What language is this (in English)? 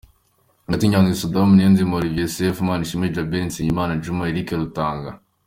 Kinyarwanda